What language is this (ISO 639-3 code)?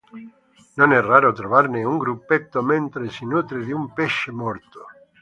ita